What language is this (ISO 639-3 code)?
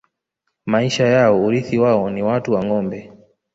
swa